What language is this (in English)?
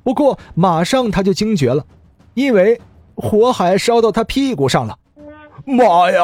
Chinese